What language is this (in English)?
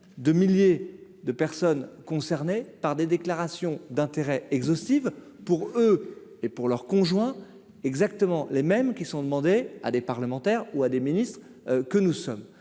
French